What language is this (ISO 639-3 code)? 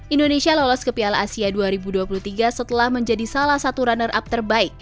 ind